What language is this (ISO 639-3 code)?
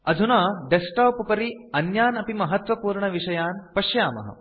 san